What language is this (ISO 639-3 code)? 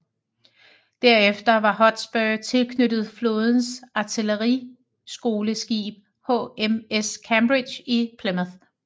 dan